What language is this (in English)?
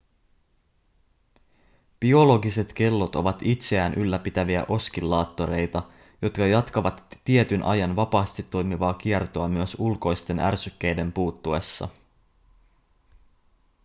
Finnish